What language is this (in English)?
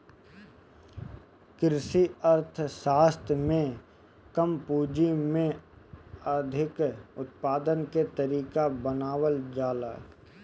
Bhojpuri